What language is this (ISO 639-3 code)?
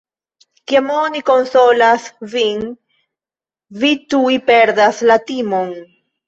epo